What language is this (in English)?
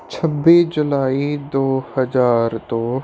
Punjabi